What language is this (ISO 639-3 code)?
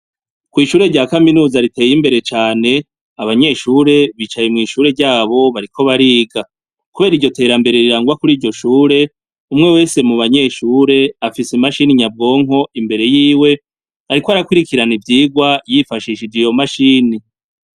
run